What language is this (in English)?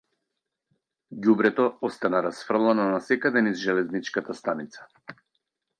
Macedonian